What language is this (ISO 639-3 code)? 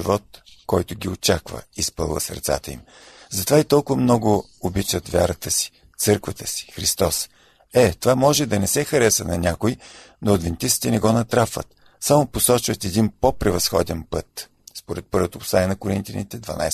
bul